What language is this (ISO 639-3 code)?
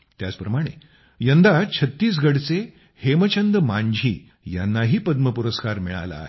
mar